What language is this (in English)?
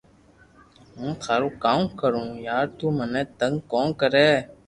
Loarki